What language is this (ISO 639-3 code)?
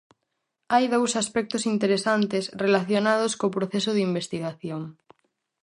glg